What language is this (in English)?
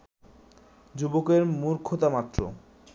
Bangla